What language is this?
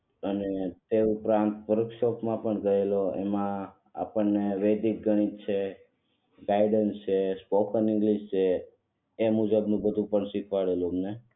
Gujarati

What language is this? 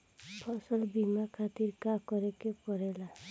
Bhojpuri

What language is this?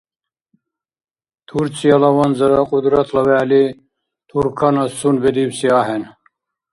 Dargwa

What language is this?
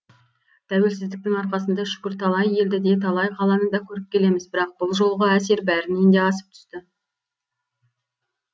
Kazakh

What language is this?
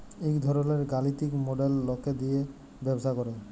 Bangla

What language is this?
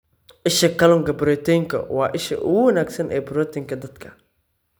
Somali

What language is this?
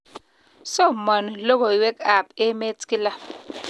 Kalenjin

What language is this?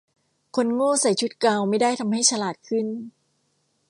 Thai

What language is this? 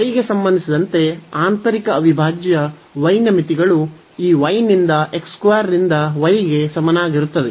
Kannada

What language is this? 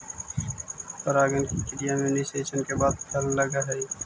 Magahi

